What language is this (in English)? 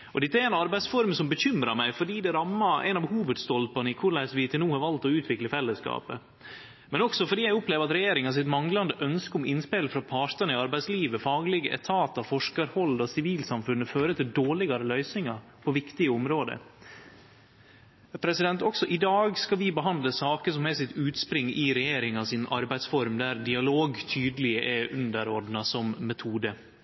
Norwegian Nynorsk